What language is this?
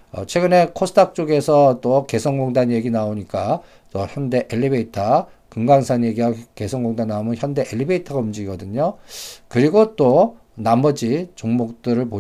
Korean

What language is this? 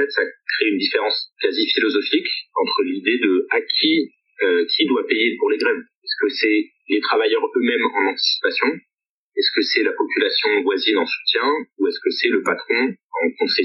French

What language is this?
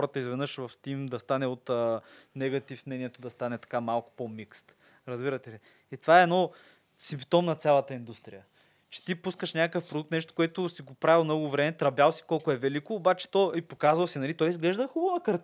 Bulgarian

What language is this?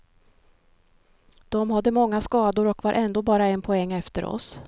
Swedish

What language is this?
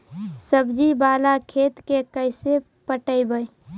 Magahi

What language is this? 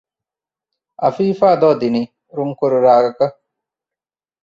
Divehi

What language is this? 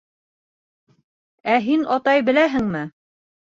Bashkir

